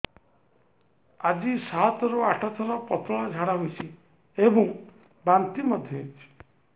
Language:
Odia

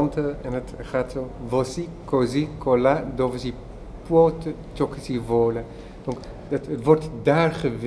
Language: Dutch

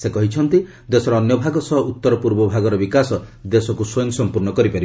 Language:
Odia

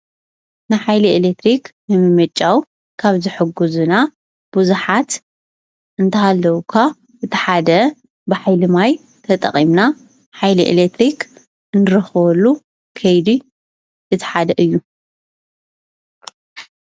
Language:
Tigrinya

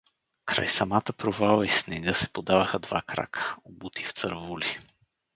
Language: Bulgarian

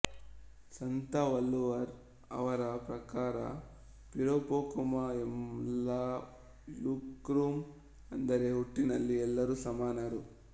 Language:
Kannada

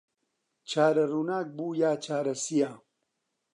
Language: Central Kurdish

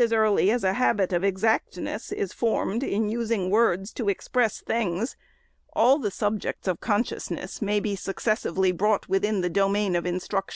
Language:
English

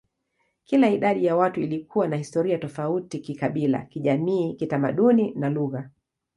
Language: Swahili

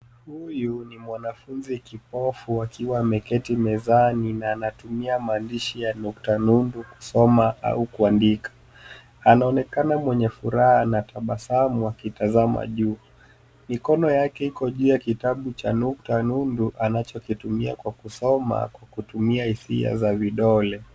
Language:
Swahili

